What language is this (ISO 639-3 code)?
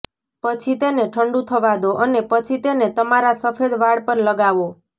guj